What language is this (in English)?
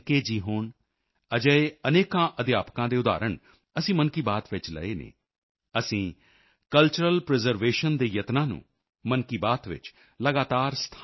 Punjabi